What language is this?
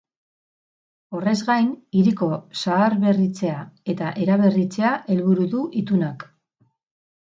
Basque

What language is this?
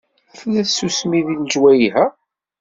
Kabyle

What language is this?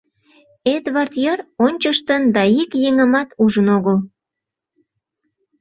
Mari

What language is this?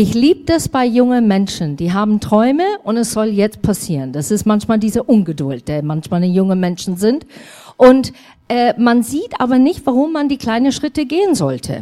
German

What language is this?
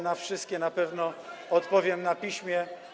Polish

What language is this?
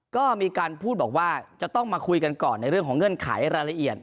Thai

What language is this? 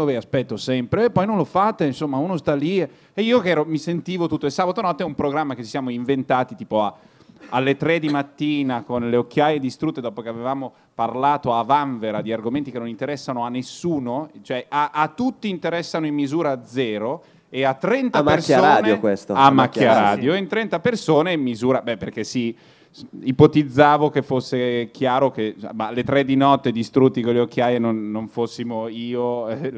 Italian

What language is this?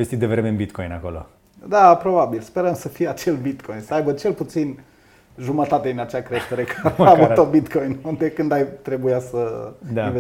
Romanian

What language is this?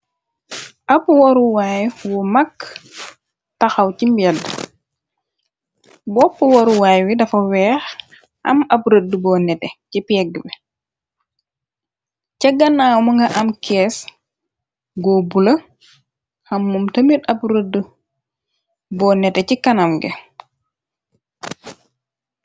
Wolof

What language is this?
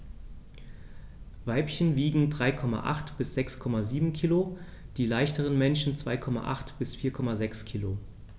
German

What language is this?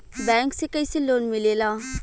Bhojpuri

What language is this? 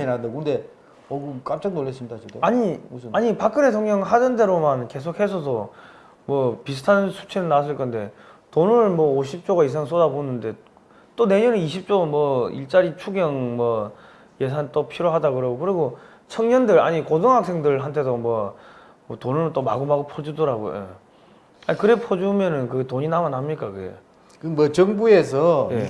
Korean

